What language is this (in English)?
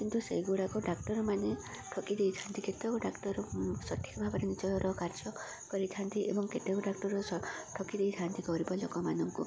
Odia